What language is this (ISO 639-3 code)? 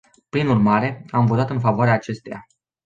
ron